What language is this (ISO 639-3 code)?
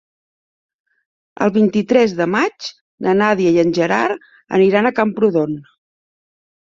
cat